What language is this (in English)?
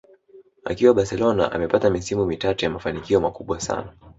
Swahili